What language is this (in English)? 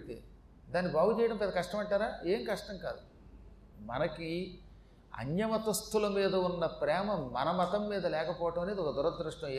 Telugu